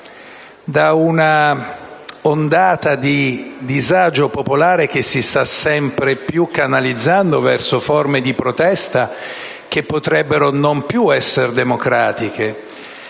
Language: Italian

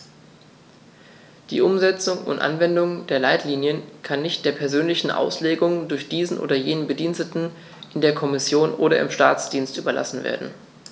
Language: German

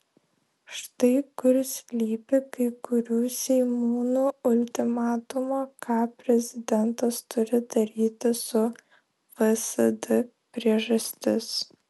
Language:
Lithuanian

